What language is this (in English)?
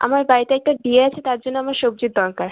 Bangla